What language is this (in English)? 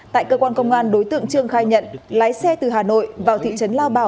Vietnamese